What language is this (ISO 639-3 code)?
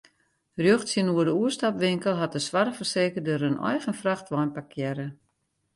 fry